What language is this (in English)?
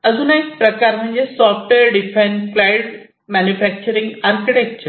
Marathi